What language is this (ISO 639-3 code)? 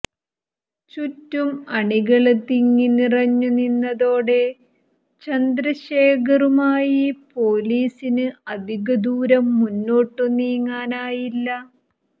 mal